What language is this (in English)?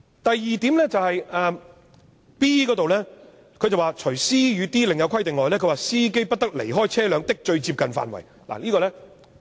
Cantonese